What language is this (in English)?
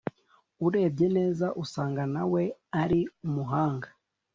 Kinyarwanda